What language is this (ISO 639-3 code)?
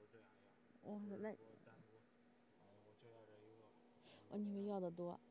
zho